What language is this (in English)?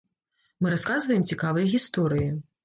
Belarusian